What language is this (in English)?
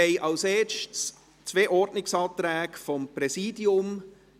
Swiss German